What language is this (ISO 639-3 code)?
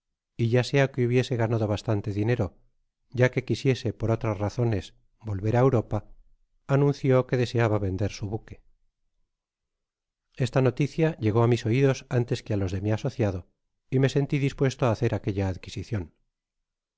spa